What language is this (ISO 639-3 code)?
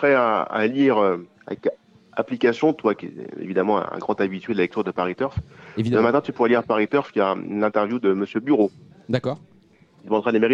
fra